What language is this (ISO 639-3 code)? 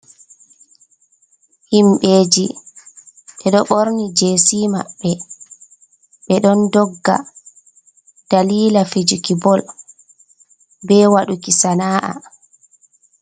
ful